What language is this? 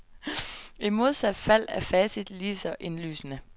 Danish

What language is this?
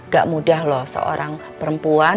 Indonesian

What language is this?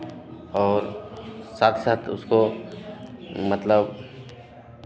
Hindi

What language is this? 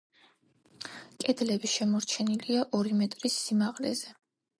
Georgian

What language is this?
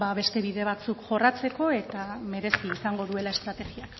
Basque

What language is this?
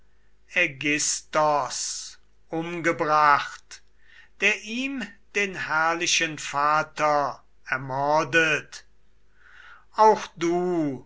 German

